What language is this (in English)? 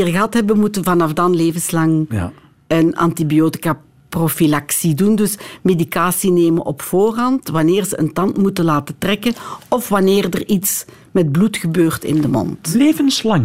Dutch